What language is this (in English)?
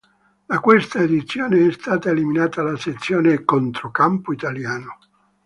Italian